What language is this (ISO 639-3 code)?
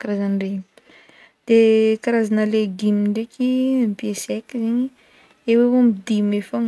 bmm